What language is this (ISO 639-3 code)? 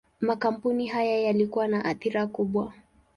swa